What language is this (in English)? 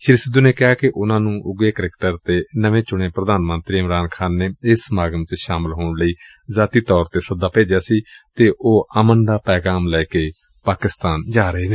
Punjabi